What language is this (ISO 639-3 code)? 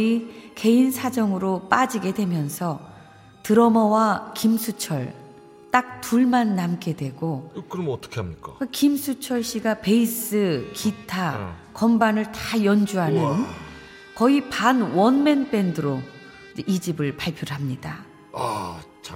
kor